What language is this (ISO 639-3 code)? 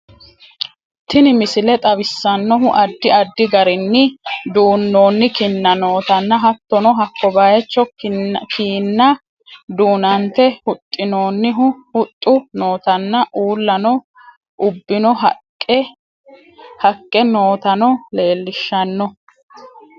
sid